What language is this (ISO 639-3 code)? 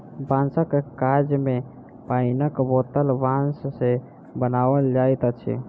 mai